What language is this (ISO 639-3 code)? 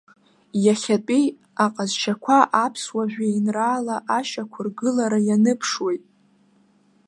abk